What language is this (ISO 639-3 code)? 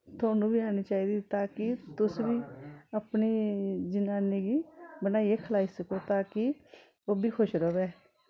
doi